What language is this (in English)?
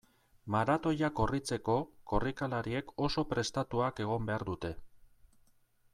Basque